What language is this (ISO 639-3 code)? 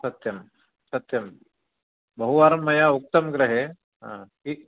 san